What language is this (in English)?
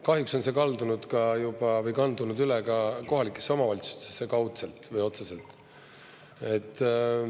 Estonian